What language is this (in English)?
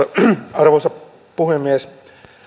Finnish